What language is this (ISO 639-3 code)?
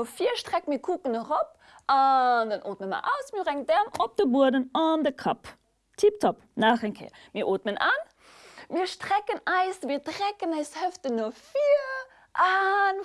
deu